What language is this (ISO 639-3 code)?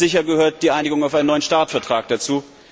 deu